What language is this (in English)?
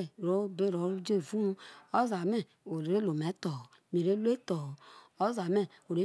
Isoko